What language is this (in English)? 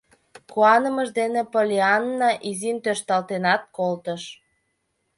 Mari